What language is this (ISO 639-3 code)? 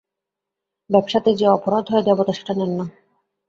ben